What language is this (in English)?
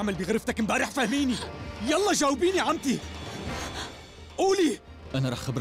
Arabic